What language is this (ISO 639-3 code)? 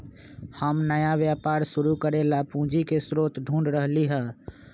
mag